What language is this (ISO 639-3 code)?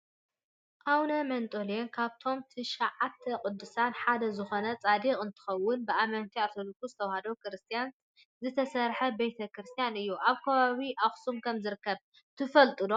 tir